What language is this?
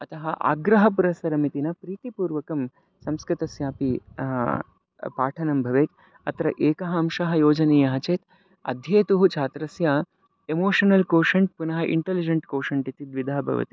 Sanskrit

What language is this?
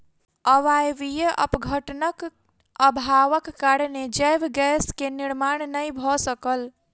Maithili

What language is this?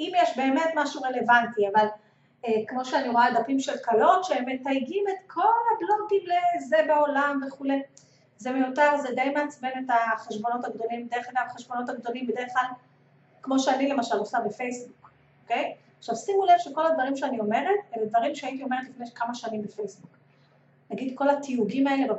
Hebrew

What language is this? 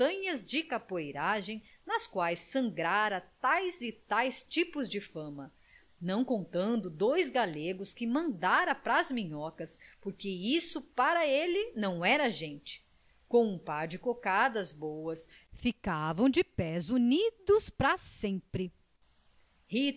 Portuguese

